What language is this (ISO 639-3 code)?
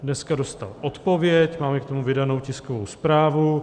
ces